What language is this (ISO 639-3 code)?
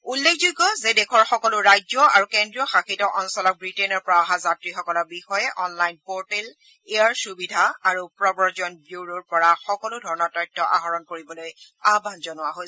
asm